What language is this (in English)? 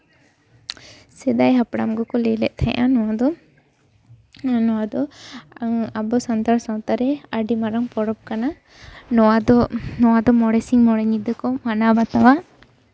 Santali